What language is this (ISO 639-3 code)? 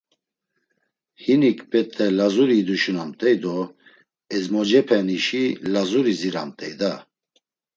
lzz